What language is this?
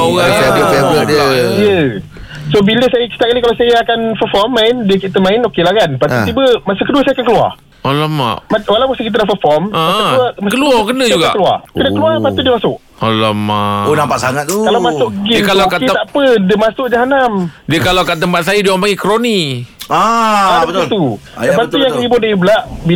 Malay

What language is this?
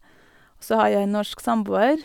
Norwegian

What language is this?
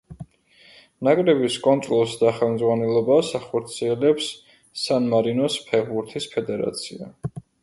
Georgian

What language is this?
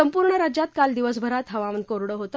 Marathi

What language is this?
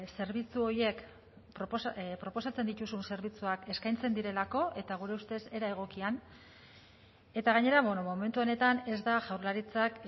Basque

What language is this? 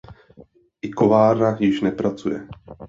Czech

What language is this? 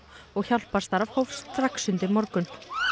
Icelandic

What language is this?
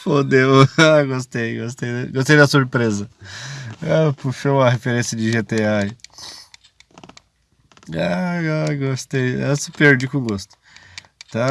Portuguese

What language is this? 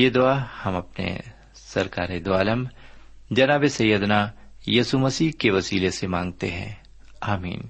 Urdu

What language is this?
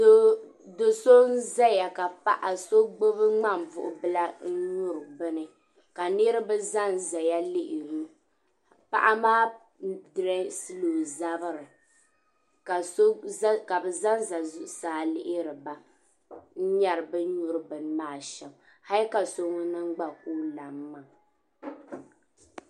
Dagbani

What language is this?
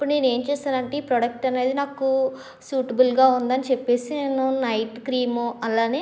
Telugu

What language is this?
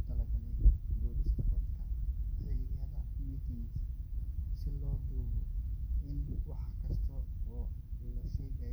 Somali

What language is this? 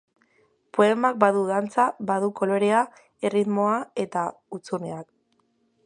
Basque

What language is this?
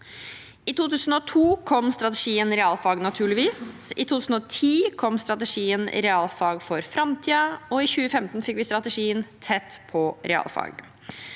Norwegian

